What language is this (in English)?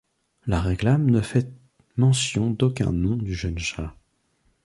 French